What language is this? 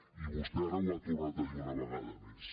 Catalan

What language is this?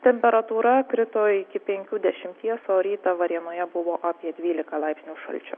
Lithuanian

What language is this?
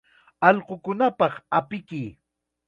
Chiquián Ancash Quechua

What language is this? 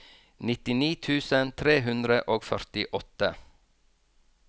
Norwegian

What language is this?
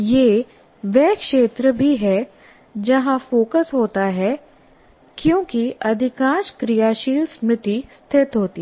Hindi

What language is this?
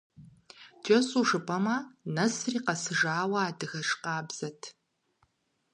Kabardian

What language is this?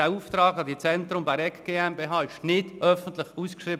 Swiss German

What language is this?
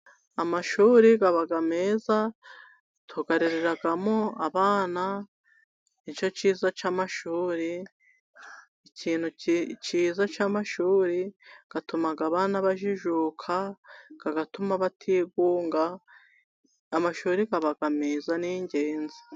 Kinyarwanda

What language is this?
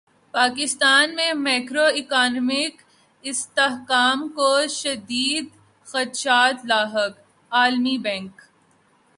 Urdu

